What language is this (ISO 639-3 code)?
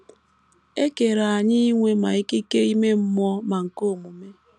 ibo